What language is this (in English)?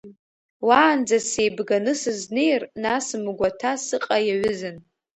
Abkhazian